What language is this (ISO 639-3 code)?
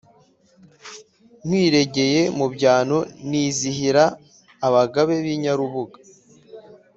kin